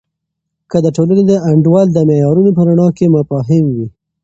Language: Pashto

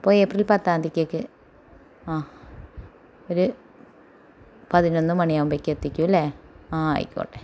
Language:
Malayalam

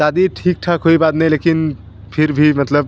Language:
Hindi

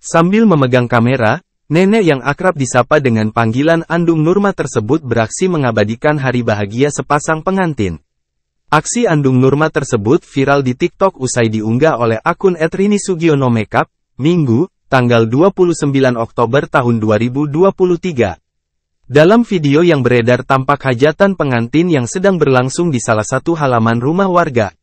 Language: Indonesian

